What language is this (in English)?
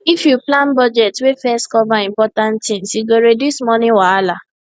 Nigerian Pidgin